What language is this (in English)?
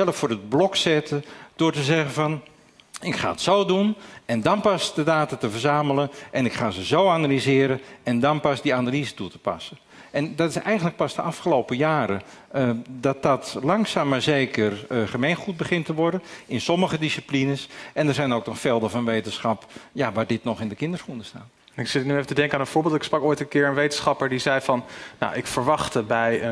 Dutch